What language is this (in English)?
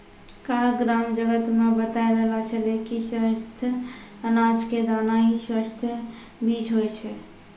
Maithili